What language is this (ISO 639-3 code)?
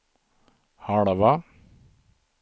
swe